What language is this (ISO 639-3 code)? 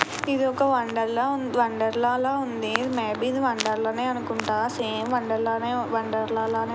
tel